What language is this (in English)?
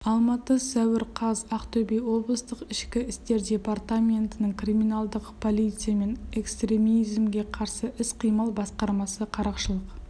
Kazakh